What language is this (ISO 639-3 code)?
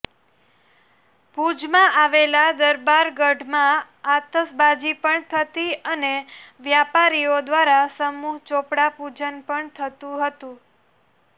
guj